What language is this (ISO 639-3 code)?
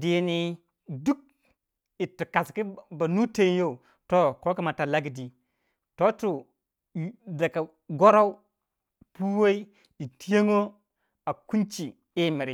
wja